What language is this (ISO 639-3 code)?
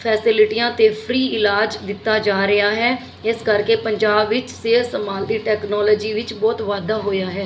pan